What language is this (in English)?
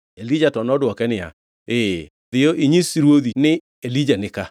Luo (Kenya and Tanzania)